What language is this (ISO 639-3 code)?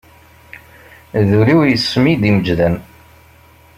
kab